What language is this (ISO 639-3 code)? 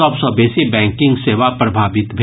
mai